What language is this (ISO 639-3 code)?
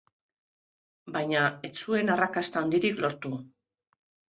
eus